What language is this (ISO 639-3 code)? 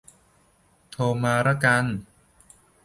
tha